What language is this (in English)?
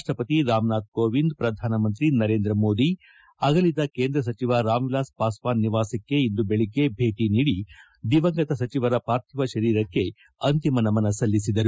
Kannada